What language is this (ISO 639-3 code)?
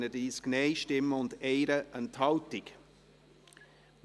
gsw